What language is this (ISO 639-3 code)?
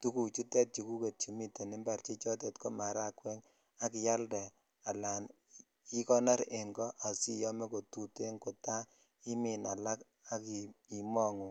kln